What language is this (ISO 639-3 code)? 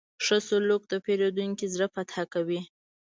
pus